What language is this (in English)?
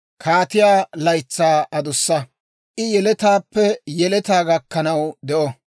Dawro